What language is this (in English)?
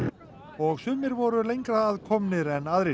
Icelandic